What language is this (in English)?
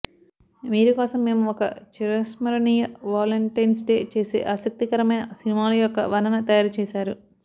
Telugu